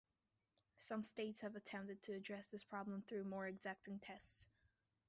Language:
English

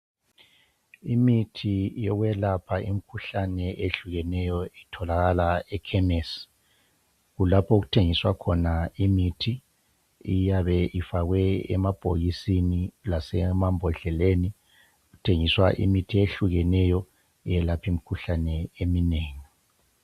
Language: North Ndebele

